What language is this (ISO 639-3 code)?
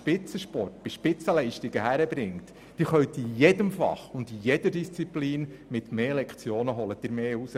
gsw